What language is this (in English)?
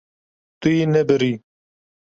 Kurdish